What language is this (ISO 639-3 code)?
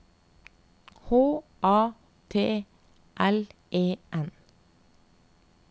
nor